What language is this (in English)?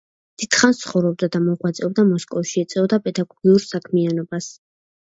Georgian